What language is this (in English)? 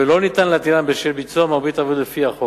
Hebrew